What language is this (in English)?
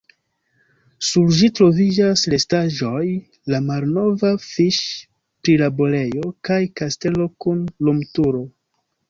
Esperanto